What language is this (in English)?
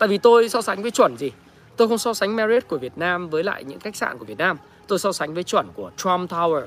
Vietnamese